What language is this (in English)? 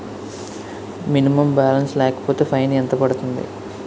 Telugu